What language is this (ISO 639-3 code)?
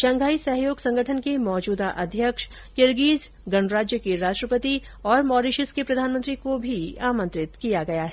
hin